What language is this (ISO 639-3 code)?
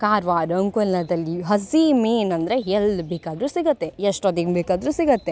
kan